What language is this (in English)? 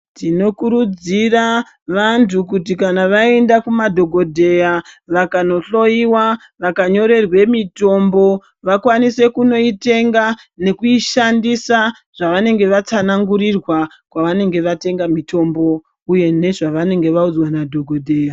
Ndau